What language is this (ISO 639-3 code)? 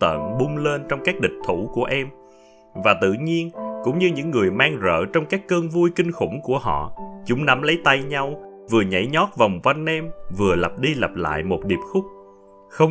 vie